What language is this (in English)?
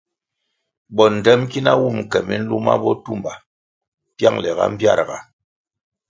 Kwasio